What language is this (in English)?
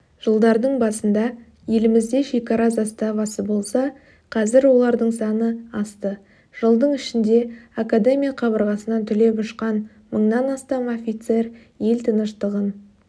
Kazakh